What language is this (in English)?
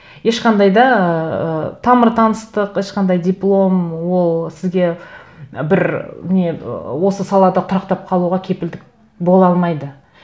Kazakh